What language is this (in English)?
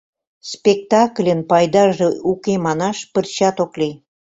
Mari